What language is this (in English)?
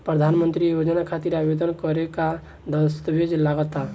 Bhojpuri